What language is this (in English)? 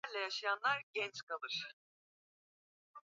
Swahili